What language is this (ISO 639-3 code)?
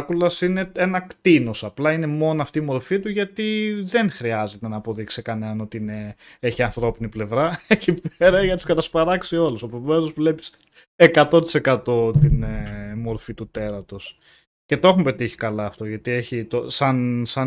ell